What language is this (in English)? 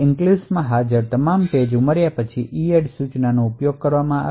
Gujarati